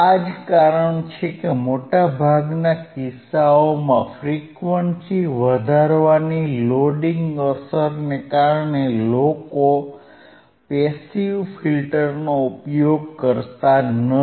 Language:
Gujarati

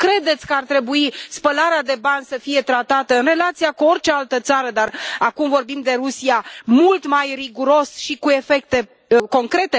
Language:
Romanian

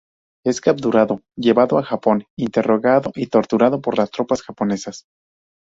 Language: Spanish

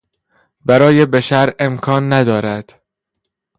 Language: Persian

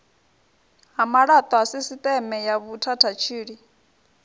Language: Venda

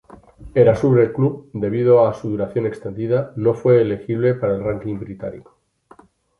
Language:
Spanish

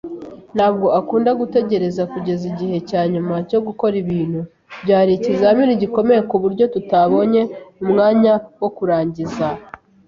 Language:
Kinyarwanda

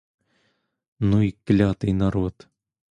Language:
Ukrainian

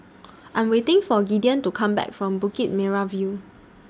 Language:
English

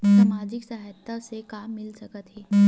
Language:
Chhattisgarhi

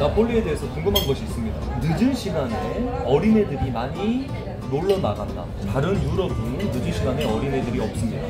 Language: Korean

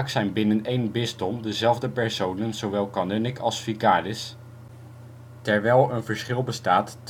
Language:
Dutch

